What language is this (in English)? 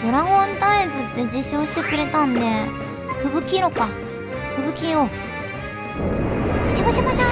Japanese